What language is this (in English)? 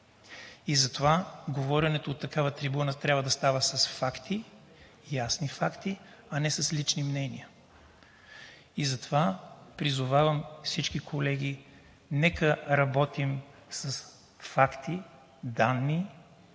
Bulgarian